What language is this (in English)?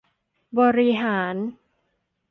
Thai